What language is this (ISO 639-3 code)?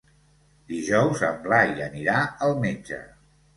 cat